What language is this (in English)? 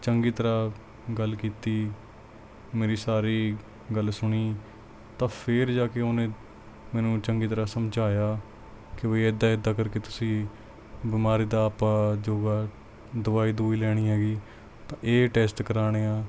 Punjabi